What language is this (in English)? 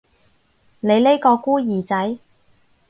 Cantonese